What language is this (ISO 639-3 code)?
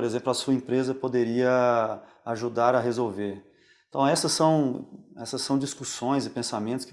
por